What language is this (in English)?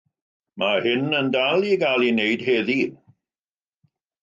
Welsh